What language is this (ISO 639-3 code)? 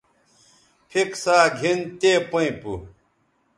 btv